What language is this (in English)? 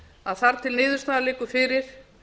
Icelandic